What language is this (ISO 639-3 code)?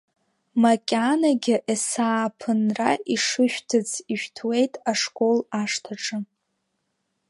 abk